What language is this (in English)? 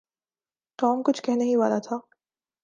Urdu